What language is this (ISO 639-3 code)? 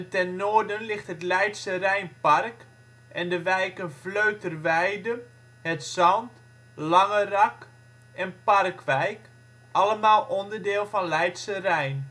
nld